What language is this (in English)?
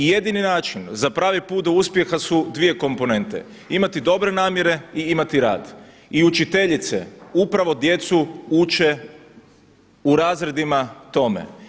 Croatian